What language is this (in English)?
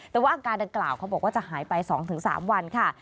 Thai